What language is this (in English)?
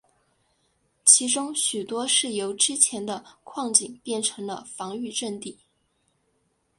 Chinese